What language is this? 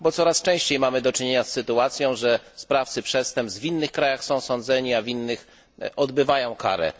Polish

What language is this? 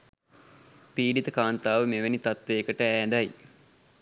Sinhala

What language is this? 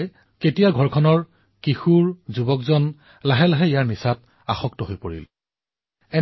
Assamese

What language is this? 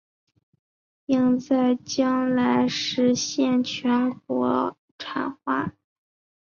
Chinese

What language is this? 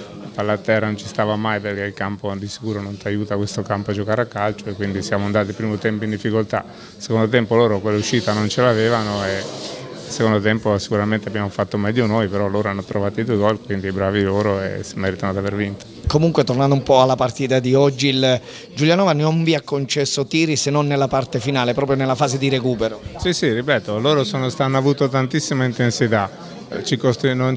Italian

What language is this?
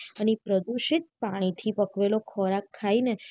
Gujarati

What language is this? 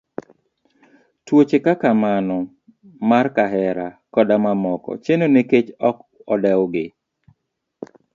Luo (Kenya and Tanzania)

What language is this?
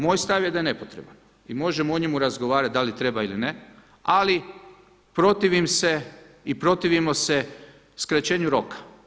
Croatian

